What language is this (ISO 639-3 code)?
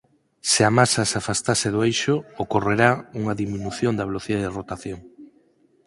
glg